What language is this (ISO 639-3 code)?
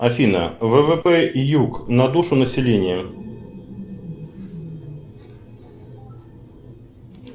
rus